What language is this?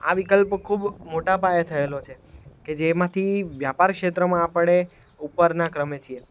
Gujarati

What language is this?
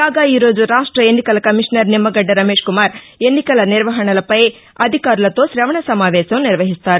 Telugu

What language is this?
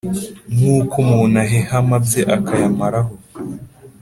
Kinyarwanda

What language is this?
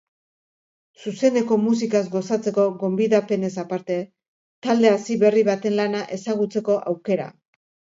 Basque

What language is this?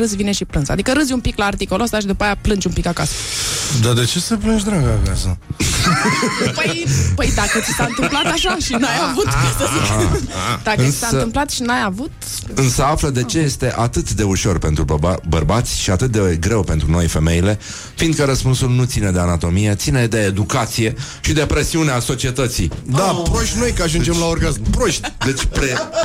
Romanian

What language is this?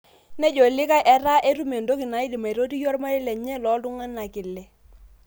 Masai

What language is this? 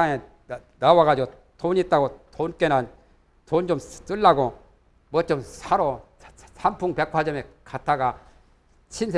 Korean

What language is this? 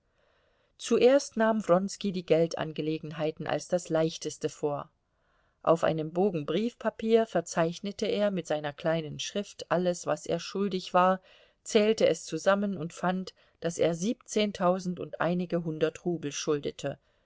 German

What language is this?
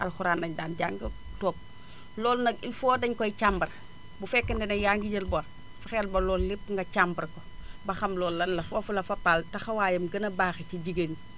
Wolof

